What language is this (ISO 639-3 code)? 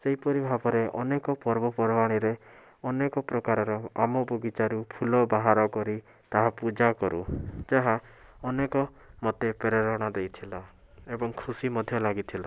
ori